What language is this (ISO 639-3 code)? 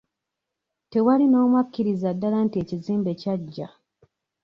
lug